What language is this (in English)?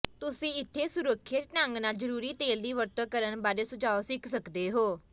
Punjabi